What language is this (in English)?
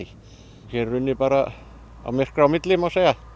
Icelandic